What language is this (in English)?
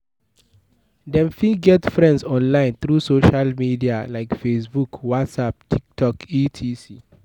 Nigerian Pidgin